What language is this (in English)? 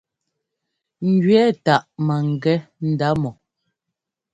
Ngomba